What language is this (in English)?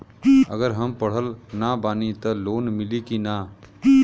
Bhojpuri